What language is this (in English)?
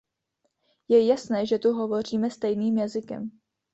Czech